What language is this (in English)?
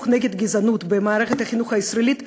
Hebrew